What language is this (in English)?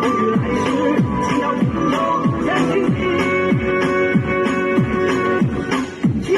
Romanian